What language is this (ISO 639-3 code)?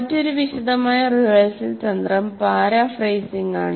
mal